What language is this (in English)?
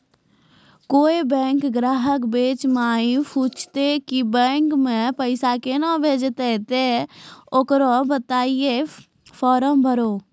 Maithili